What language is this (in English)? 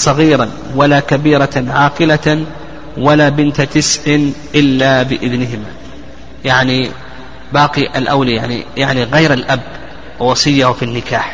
Arabic